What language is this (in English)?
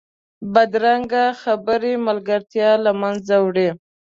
Pashto